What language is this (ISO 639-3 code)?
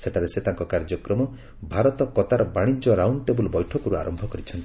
ori